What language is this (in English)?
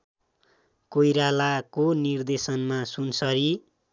Nepali